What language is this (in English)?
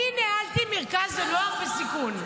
Hebrew